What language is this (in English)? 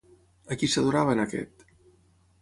Catalan